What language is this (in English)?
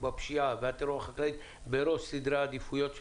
Hebrew